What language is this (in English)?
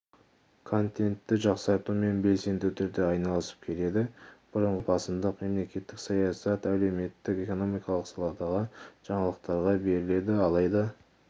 Kazakh